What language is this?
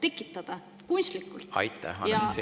Estonian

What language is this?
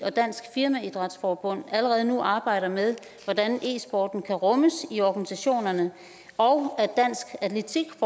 Danish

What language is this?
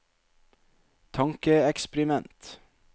Norwegian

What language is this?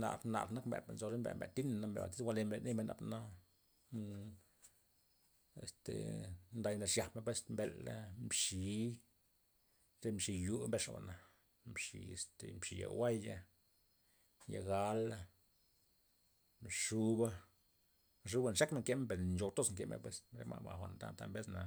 Loxicha Zapotec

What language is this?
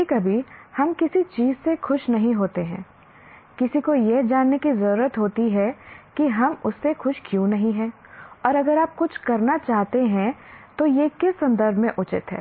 Hindi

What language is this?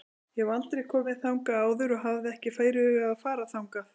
Icelandic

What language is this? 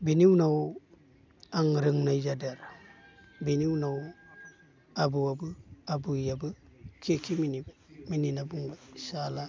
Bodo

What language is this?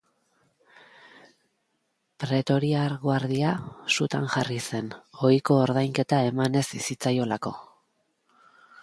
Basque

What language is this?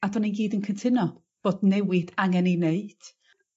Welsh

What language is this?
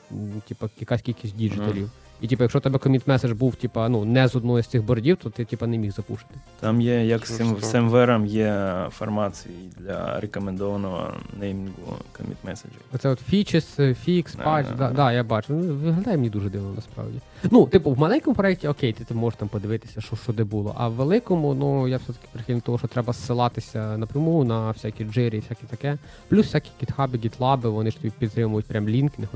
Ukrainian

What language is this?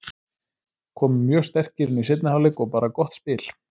Icelandic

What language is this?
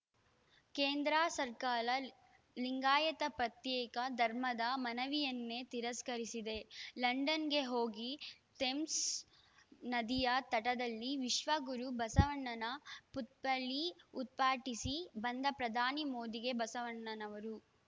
Kannada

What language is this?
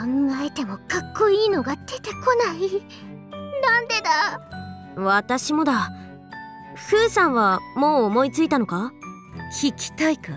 Japanese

